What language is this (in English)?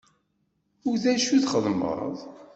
Kabyle